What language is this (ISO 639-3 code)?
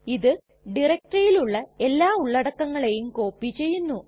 mal